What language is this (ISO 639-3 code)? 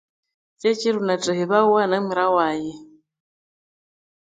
koo